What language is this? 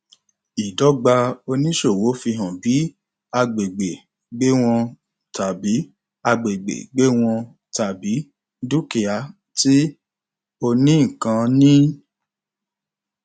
Yoruba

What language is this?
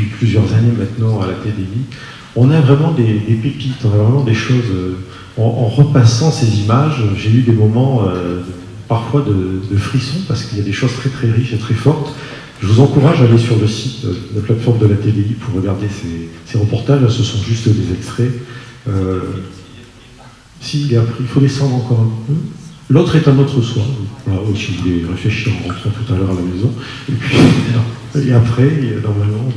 French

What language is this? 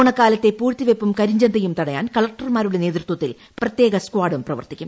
Malayalam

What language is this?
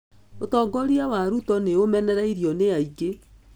Kikuyu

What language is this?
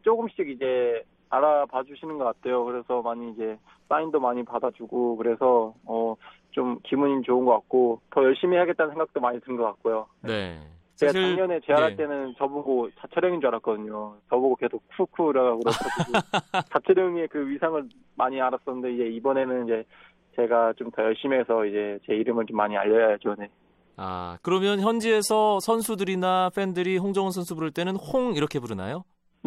Korean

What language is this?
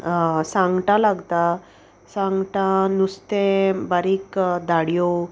Konkani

